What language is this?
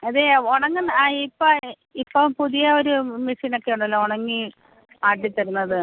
Malayalam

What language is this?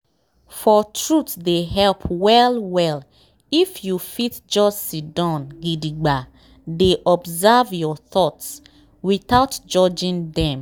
Nigerian Pidgin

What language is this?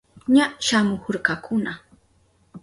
Southern Pastaza Quechua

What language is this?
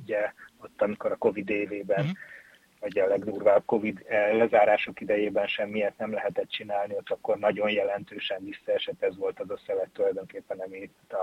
Hungarian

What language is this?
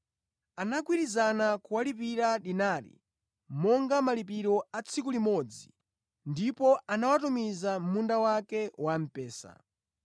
Nyanja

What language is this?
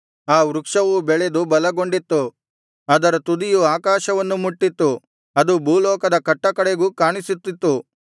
Kannada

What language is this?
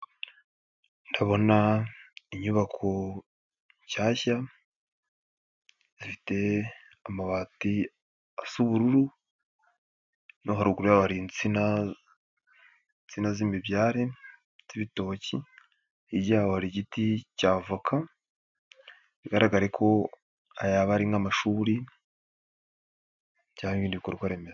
Kinyarwanda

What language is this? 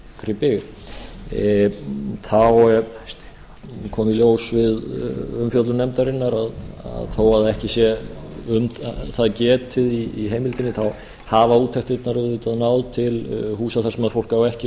Icelandic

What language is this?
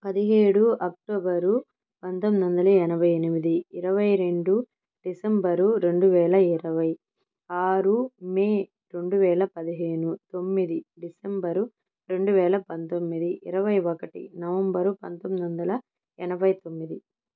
Telugu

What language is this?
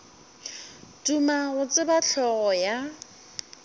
Northern Sotho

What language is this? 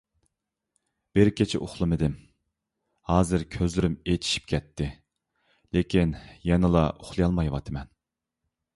Uyghur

